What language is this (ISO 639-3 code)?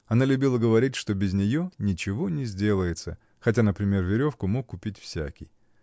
rus